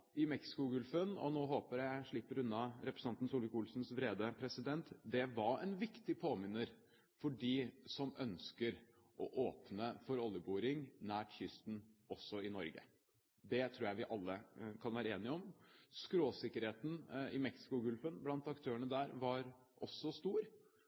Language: Norwegian Bokmål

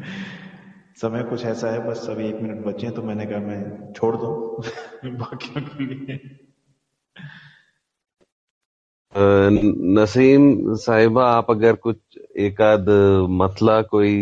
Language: Hindi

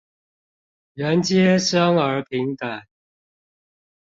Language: Chinese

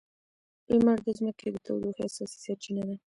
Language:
Pashto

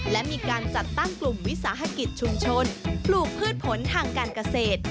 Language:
Thai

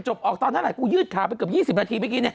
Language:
Thai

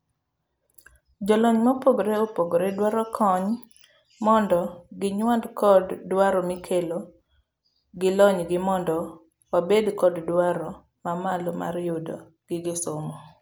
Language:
Luo (Kenya and Tanzania)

